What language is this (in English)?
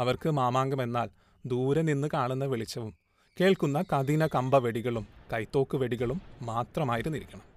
Malayalam